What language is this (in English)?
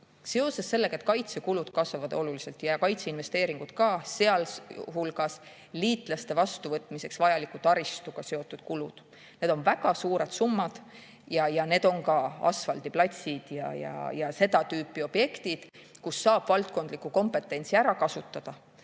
Estonian